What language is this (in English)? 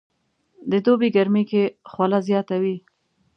Pashto